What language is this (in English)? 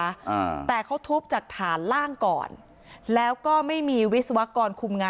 Thai